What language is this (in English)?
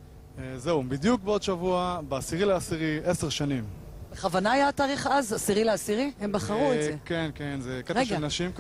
Hebrew